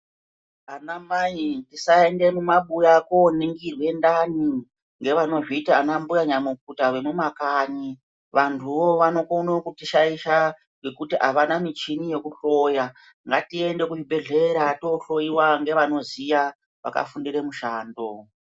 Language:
Ndau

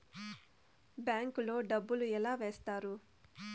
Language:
Telugu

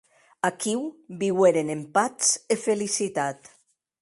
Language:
Occitan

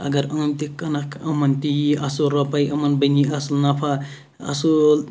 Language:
Kashmiri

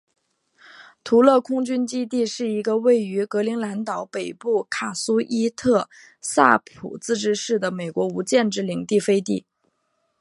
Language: Chinese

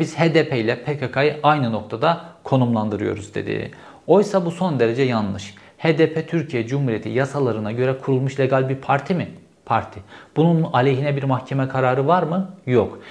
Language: Turkish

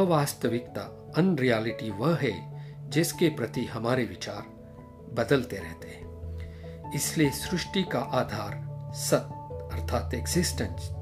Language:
Hindi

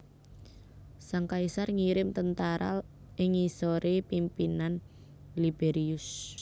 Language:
Javanese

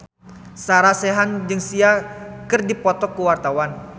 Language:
Sundanese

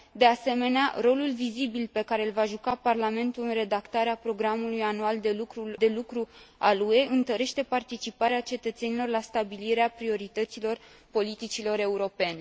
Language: Romanian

